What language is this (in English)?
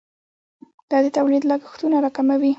Pashto